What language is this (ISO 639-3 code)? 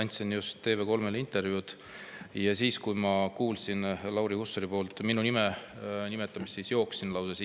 est